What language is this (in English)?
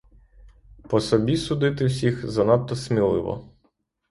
Ukrainian